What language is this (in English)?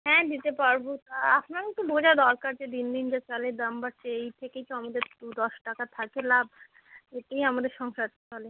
Bangla